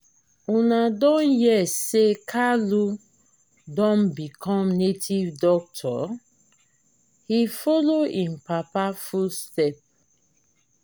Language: Nigerian Pidgin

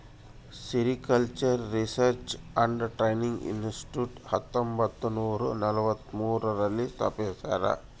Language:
Kannada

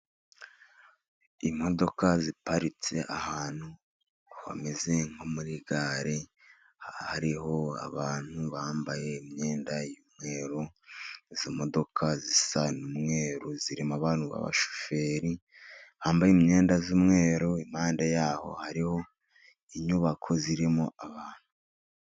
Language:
Kinyarwanda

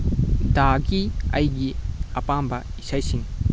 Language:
Manipuri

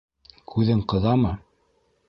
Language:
Bashkir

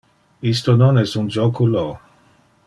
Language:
Interlingua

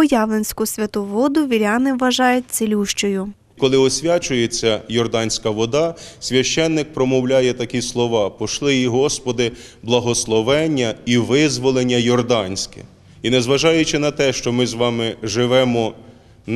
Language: Ukrainian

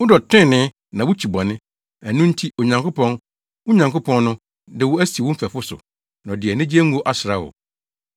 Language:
Akan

